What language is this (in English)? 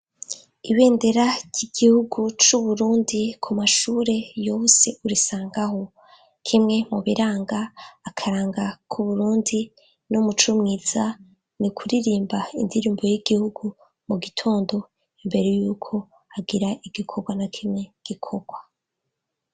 Rundi